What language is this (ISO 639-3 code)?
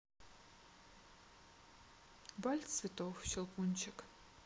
rus